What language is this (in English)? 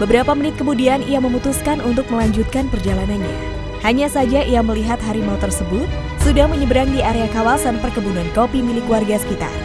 Indonesian